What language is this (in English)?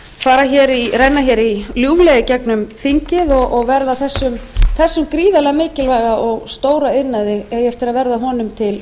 Icelandic